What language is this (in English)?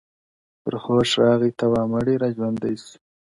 Pashto